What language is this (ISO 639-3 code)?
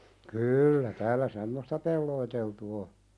fin